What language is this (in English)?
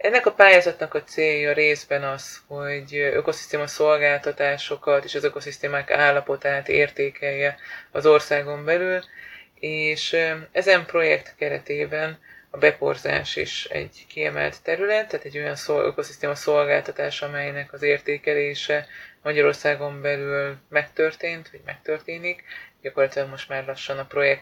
Hungarian